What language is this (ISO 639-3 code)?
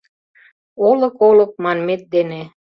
chm